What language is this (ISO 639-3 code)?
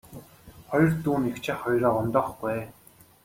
mon